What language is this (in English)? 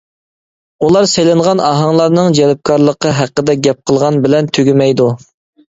Uyghur